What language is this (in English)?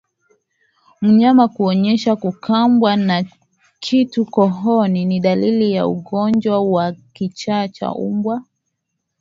Swahili